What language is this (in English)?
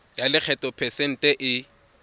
Tswana